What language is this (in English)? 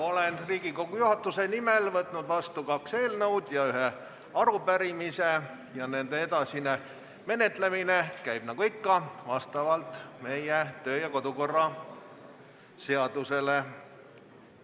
Estonian